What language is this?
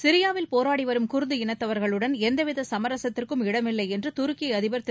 Tamil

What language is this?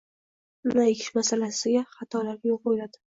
Uzbek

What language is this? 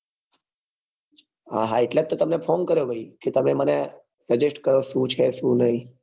Gujarati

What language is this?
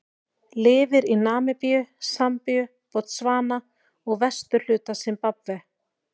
Icelandic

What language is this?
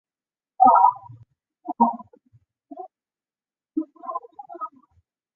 Chinese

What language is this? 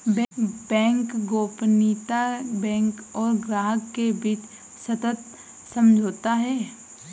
Hindi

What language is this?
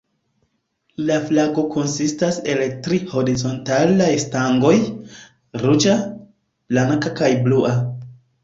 Esperanto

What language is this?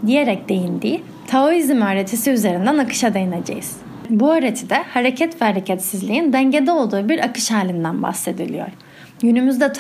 Turkish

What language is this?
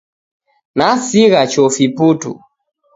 Taita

